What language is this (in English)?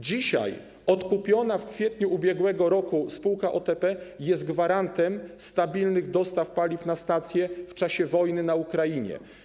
Polish